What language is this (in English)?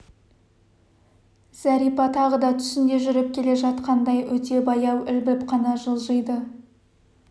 Kazakh